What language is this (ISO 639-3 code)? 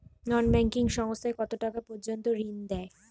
ben